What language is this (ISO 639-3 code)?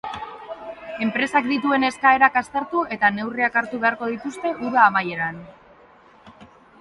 eus